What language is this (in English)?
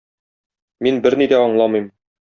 Tatar